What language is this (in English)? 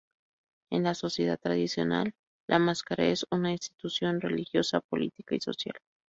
Spanish